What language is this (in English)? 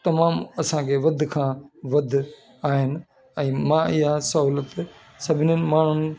Sindhi